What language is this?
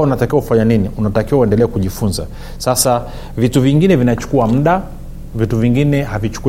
Swahili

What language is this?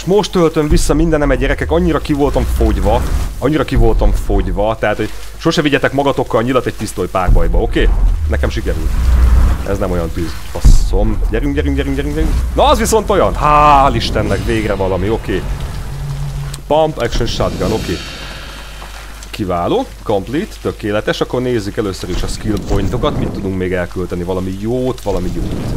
Hungarian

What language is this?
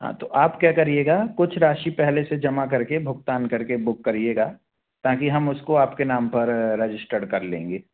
Hindi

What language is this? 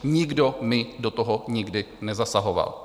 Czech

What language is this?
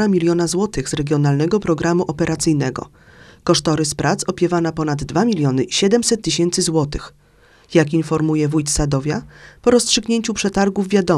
Polish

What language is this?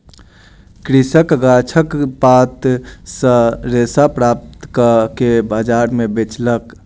Maithili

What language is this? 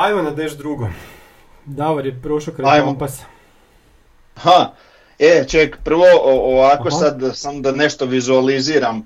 Croatian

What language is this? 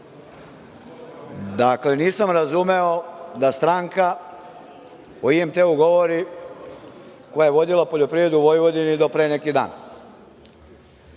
Serbian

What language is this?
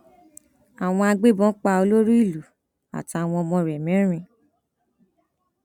Yoruba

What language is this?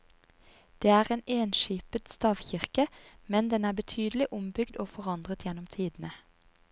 Norwegian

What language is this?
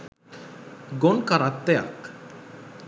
Sinhala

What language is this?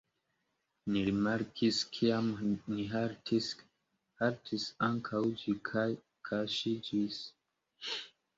Esperanto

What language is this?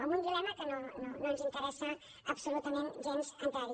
Catalan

